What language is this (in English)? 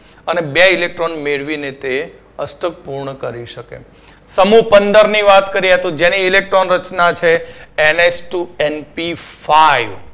Gujarati